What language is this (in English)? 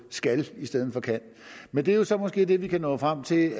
Danish